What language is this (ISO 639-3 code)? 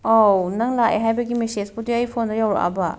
mni